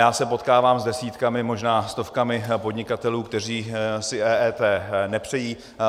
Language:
Czech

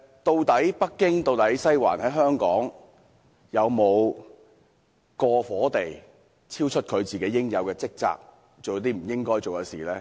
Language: Cantonese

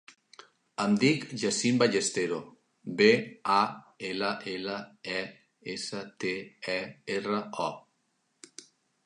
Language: Catalan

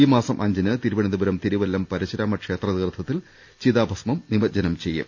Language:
Malayalam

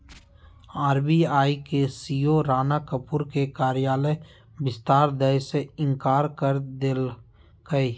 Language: Magahi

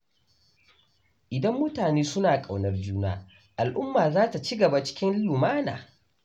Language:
Hausa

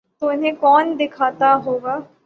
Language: Urdu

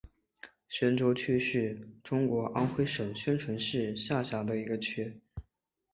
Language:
Chinese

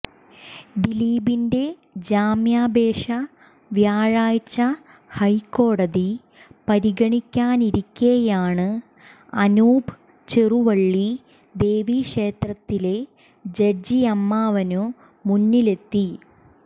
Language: Malayalam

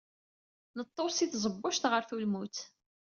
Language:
Kabyle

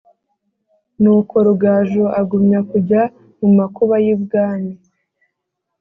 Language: Kinyarwanda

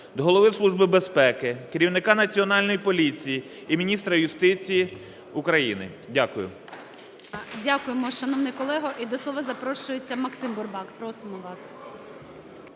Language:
Ukrainian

